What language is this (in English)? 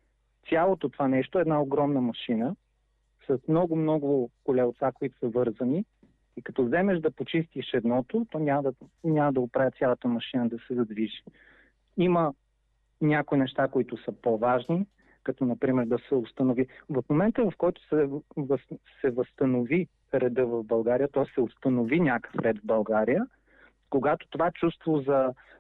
Bulgarian